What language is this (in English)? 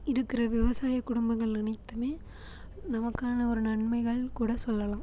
Tamil